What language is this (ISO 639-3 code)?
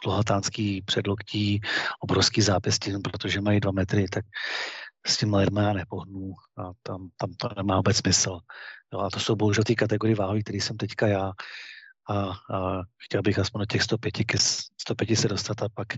ces